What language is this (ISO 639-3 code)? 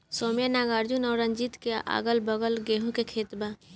bho